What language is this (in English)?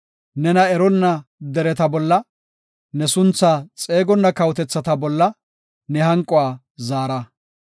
Gofa